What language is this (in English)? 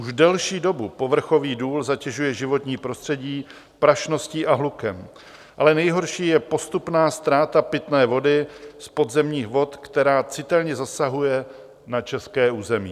Czech